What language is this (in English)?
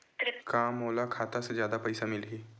Chhattisgarhi